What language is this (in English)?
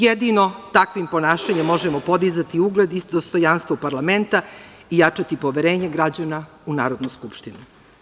Serbian